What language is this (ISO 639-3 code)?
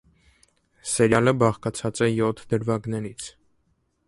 hye